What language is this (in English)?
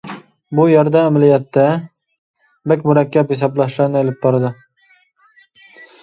Uyghur